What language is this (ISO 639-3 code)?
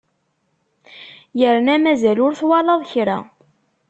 kab